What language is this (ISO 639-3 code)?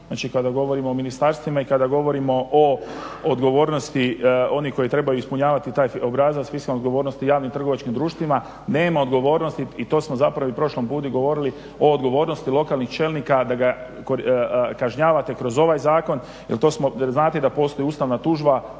hrv